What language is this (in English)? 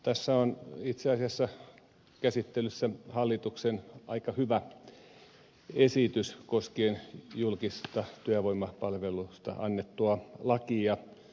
Finnish